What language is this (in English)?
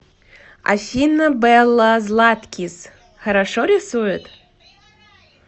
Russian